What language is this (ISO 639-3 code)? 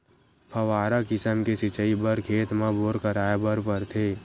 hne